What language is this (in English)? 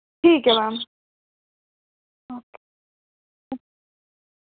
Dogri